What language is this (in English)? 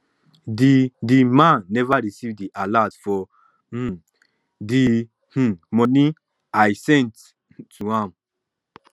Nigerian Pidgin